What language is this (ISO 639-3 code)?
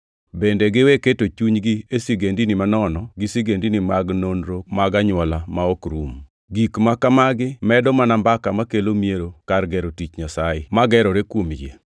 luo